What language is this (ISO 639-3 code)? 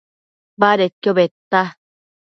mcf